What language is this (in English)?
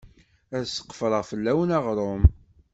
Kabyle